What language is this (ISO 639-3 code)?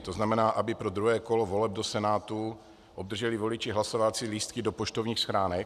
ces